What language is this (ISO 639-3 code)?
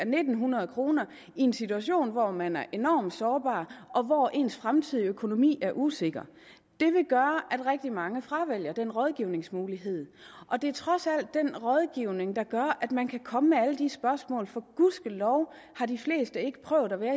dan